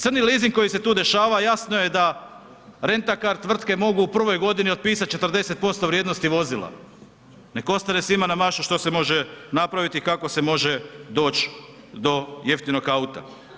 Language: Croatian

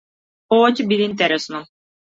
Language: Macedonian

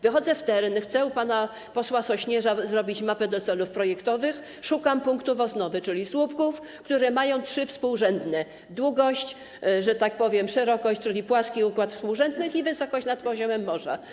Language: Polish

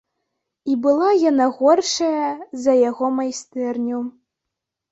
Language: Belarusian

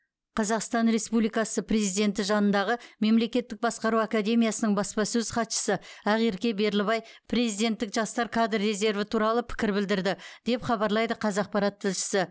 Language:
Kazakh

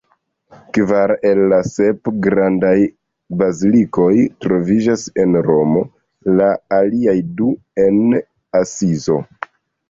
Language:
Esperanto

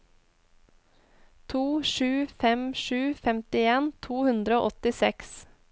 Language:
Norwegian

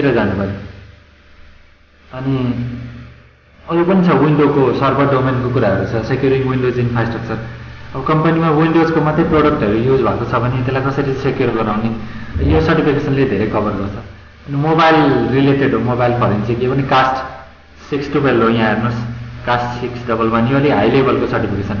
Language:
Indonesian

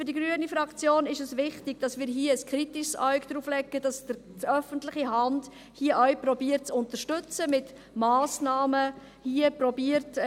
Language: Swiss German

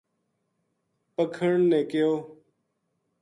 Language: Gujari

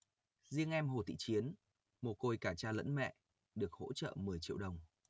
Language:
Vietnamese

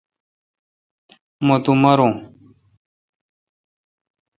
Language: Kalkoti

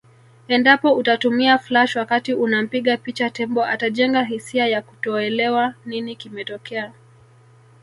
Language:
Swahili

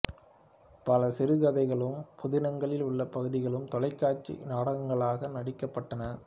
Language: Tamil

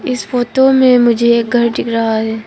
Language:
Hindi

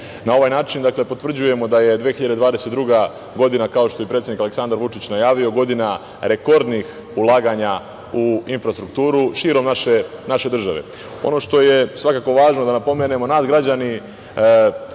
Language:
Serbian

